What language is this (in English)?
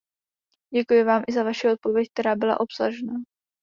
Czech